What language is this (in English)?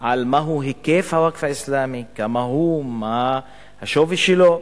Hebrew